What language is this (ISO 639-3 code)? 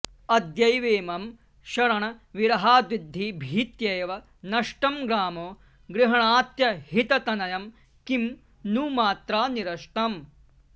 san